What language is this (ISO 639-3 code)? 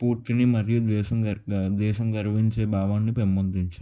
tel